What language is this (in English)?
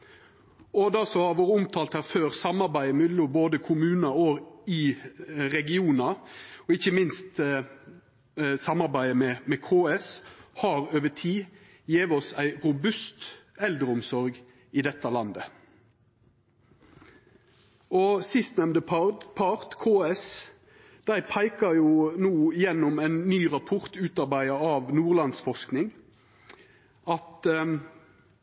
Norwegian Nynorsk